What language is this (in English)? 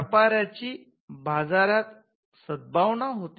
Marathi